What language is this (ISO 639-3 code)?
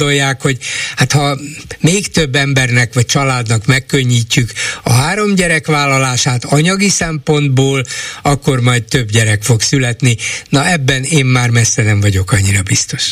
hun